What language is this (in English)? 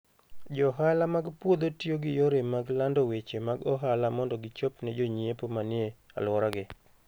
Luo (Kenya and Tanzania)